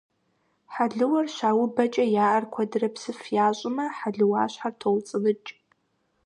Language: Kabardian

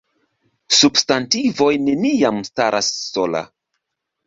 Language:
Esperanto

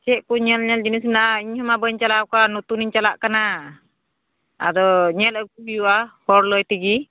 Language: Santali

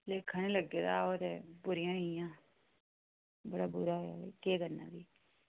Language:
Dogri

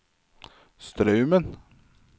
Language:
Norwegian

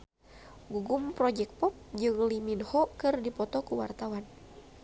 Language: Sundanese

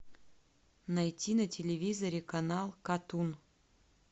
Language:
Russian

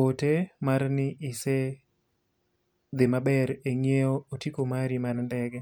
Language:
Luo (Kenya and Tanzania)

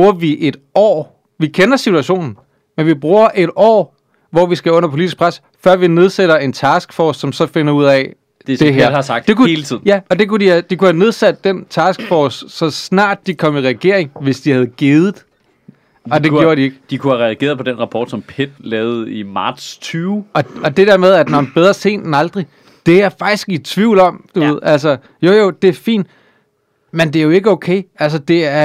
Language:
Danish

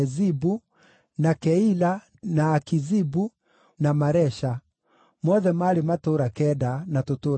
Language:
Kikuyu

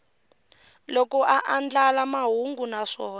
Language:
Tsonga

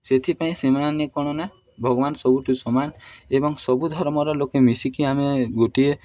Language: Odia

